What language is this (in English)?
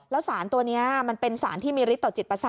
Thai